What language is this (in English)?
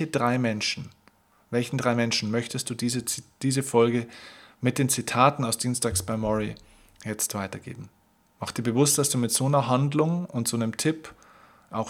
German